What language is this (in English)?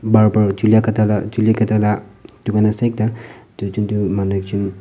Naga Pidgin